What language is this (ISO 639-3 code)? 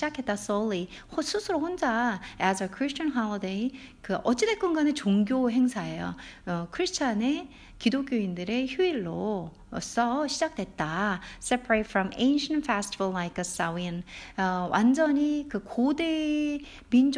kor